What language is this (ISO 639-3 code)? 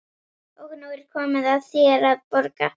isl